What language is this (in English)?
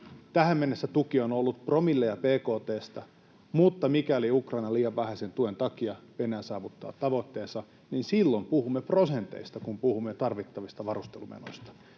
Finnish